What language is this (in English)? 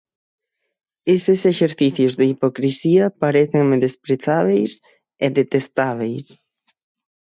Galician